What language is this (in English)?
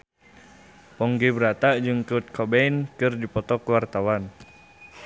Sundanese